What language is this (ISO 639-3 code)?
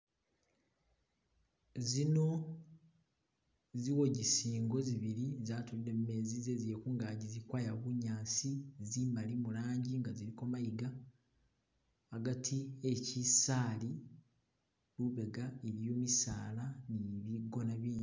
myx